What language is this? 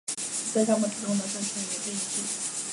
Chinese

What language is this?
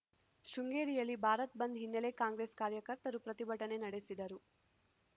Kannada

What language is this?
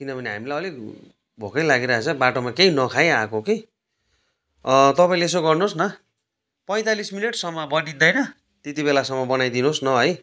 Nepali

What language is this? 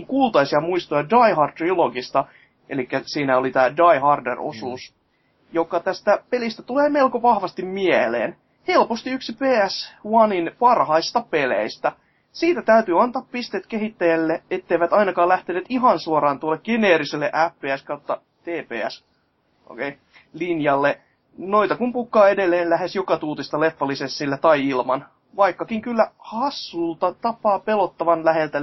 Finnish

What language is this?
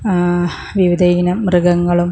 Malayalam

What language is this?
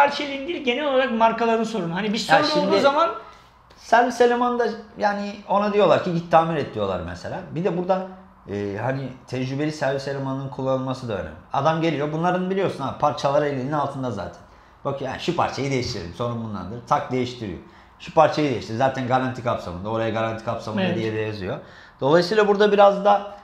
Turkish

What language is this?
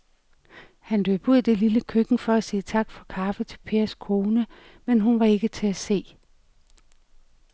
Danish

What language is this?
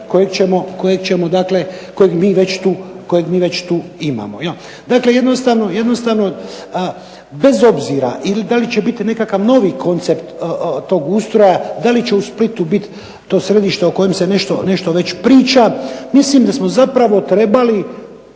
Croatian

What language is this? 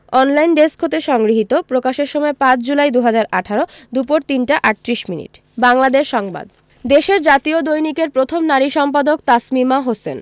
Bangla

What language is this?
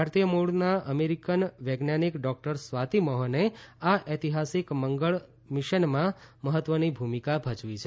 Gujarati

